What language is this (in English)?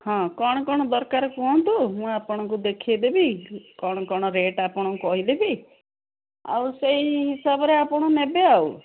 Odia